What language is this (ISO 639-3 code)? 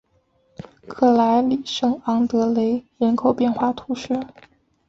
zho